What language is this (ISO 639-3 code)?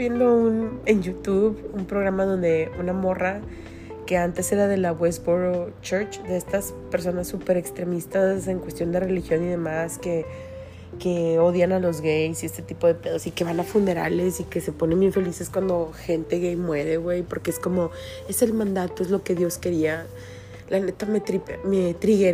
spa